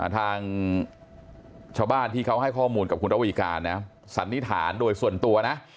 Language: Thai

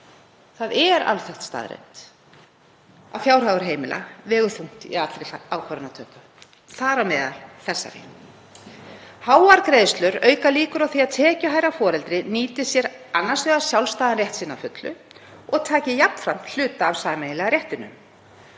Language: Icelandic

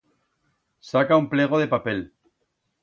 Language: Aragonese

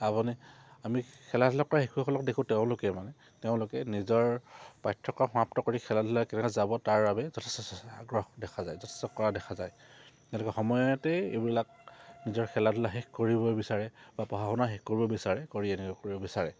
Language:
Assamese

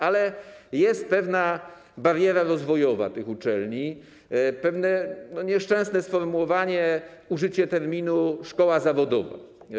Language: Polish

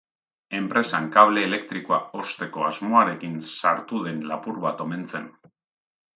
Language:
Basque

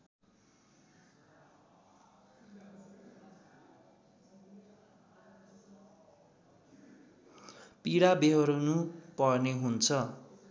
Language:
Nepali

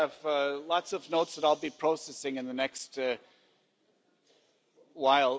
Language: English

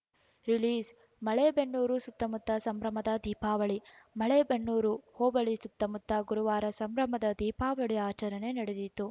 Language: Kannada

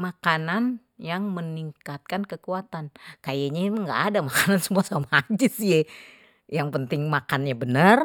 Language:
Betawi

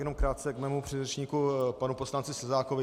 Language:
Czech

